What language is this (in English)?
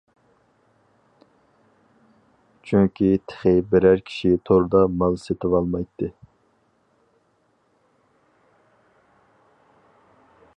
Uyghur